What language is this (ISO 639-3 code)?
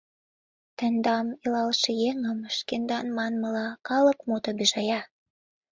chm